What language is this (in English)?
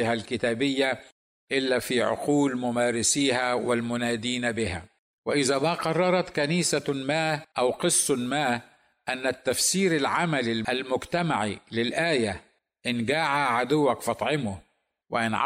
Arabic